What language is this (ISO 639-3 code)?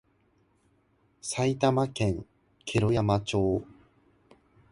jpn